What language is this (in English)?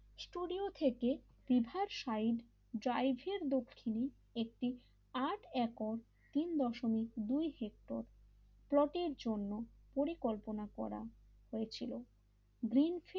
Bangla